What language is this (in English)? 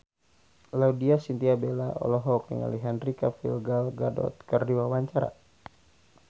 Sundanese